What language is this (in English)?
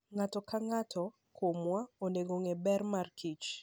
Luo (Kenya and Tanzania)